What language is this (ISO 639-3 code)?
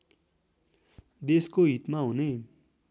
nep